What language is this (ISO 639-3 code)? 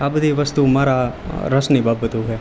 guj